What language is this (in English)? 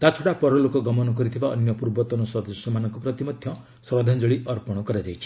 Odia